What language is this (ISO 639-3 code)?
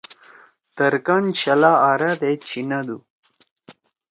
trw